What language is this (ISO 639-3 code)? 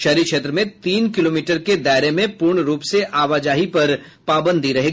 hin